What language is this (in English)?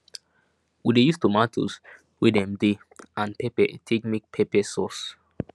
Nigerian Pidgin